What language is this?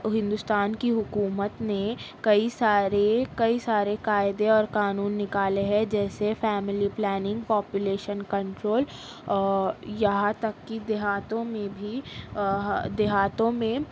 Urdu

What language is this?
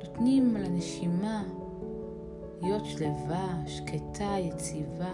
Hebrew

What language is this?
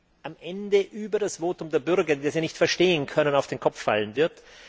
German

